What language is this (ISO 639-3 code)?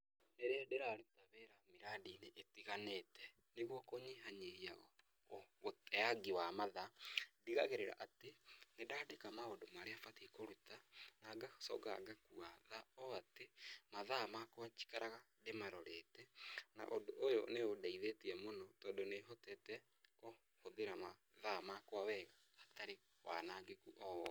kik